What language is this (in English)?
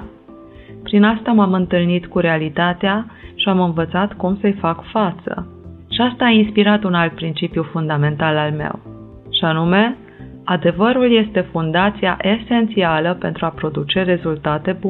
Romanian